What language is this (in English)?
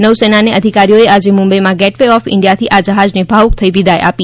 Gujarati